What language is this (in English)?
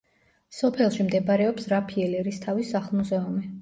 Georgian